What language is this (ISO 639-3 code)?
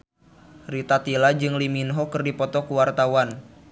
sun